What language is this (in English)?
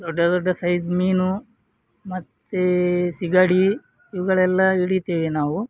Kannada